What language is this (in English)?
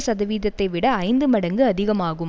Tamil